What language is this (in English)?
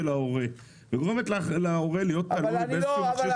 Hebrew